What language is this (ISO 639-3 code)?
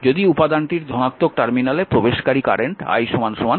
ben